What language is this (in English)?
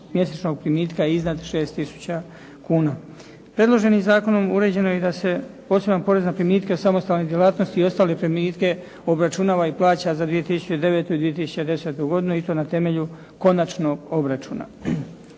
Croatian